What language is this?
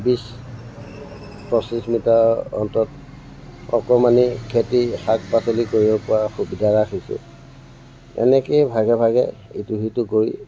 Assamese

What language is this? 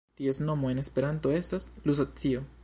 Esperanto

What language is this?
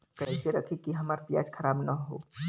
Bhojpuri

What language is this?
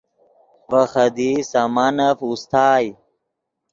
Yidgha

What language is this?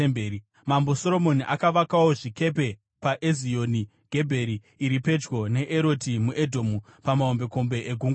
Shona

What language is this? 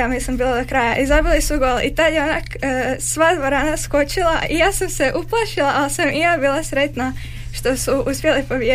Croatian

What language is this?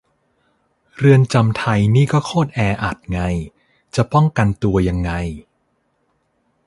Thai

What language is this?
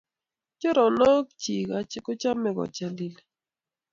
Kalenjin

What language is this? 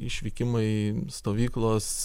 Lithuanian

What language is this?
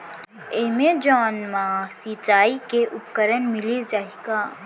Chhattisgarhi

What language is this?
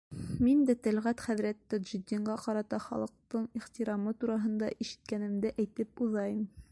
Bashkir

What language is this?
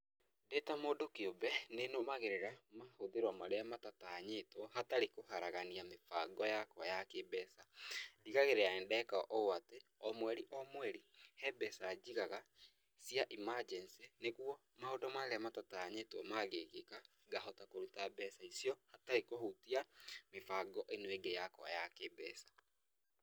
Kikuyu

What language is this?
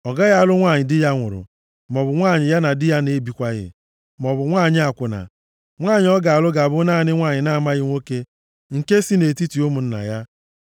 Igbo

